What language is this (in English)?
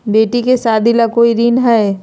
Magahi